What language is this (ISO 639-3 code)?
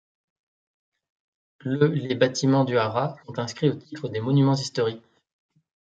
fra